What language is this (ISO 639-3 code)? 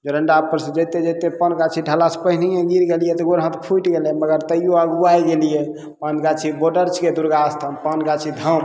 mai